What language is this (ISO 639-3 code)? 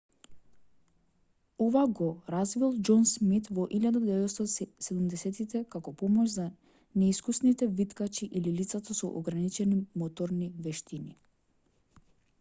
mkd